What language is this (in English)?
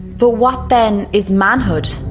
English